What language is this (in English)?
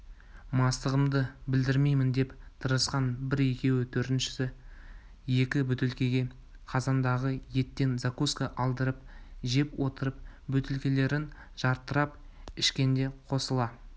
Kazakh